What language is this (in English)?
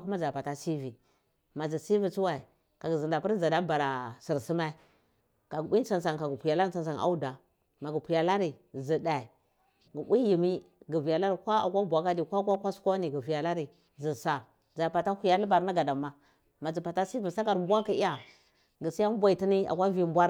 Cibak